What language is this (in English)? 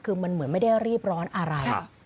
Thai